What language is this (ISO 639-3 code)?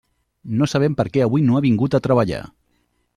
cat